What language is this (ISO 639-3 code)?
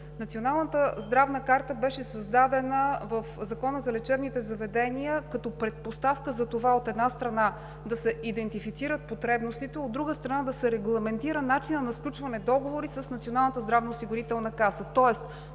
bul